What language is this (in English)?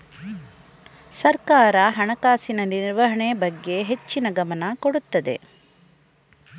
Kannada